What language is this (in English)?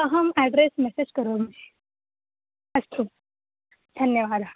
Sanskrit